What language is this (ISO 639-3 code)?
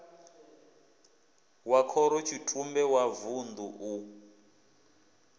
ven